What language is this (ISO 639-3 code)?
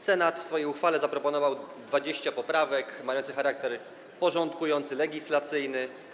pol